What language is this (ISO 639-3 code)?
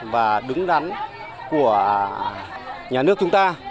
vie